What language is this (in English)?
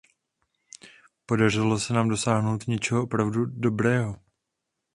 Czech